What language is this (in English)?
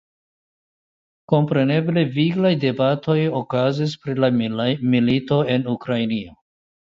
Esperanto